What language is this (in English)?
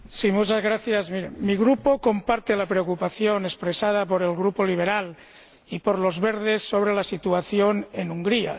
Spanish